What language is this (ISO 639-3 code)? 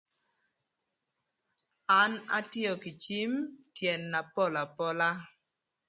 lth